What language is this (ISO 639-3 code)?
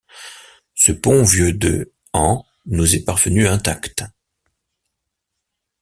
fra